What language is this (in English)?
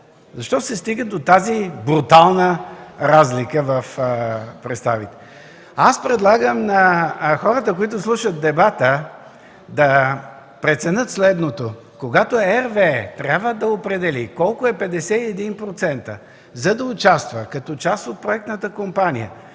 Bulgarian